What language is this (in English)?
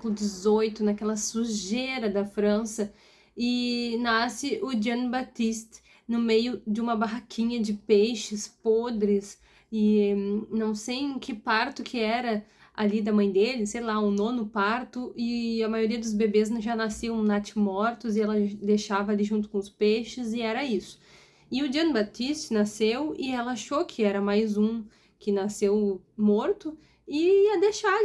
Portuguese